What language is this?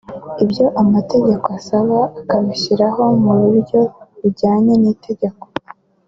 Kinyarwanda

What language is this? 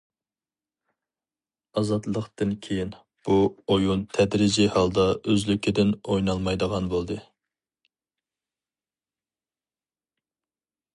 Uyghur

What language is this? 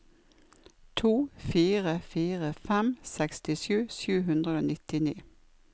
Norwegian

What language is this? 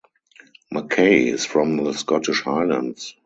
English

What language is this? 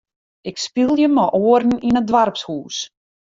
Western Frisian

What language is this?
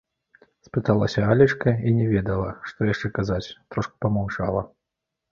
Belarusian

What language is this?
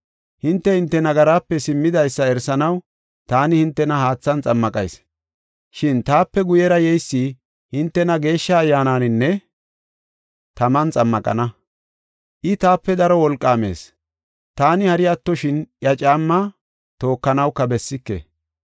Gofa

